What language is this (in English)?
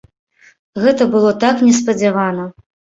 Belarusian